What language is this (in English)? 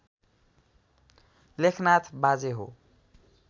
Nepali